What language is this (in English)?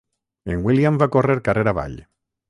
Catalan